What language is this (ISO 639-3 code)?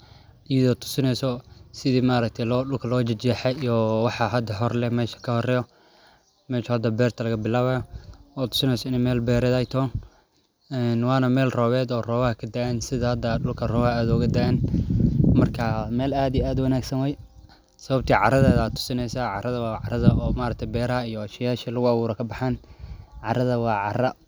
som